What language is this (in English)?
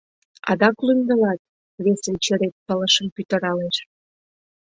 Mari